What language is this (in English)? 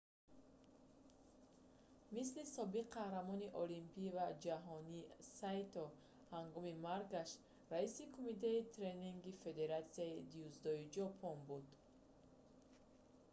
Tajik